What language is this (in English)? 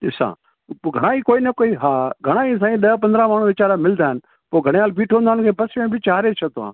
Sindhi